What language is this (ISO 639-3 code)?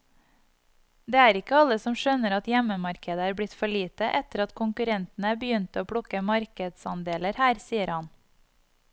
nor